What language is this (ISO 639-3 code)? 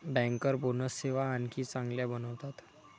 mar